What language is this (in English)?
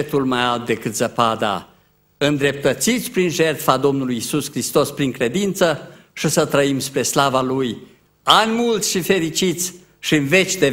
Romanian